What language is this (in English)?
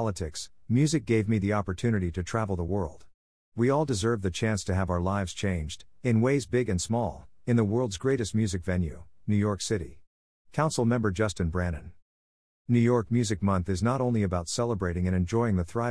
English